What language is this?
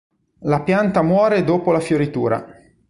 Italian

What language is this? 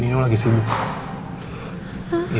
Indonesian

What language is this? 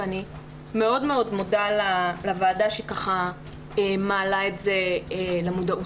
Hebrew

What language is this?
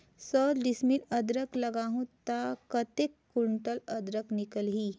Chhattisgarhi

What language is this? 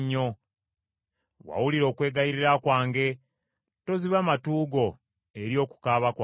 Ganda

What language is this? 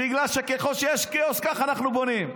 Hebrew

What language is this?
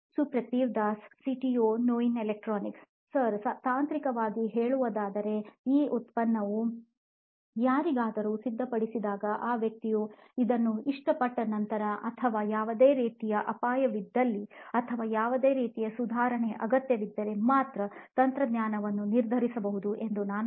Kannada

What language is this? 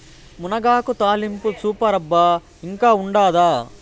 Telugu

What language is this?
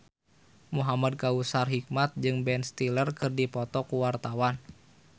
Sundanese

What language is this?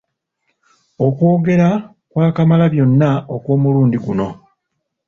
Ganda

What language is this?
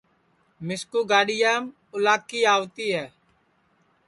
Sansi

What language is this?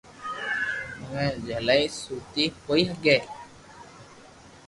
Loarki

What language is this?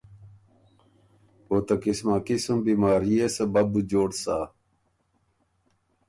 Ormuri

